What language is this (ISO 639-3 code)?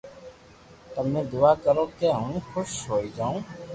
lrk